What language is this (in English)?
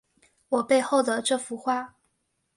Chinese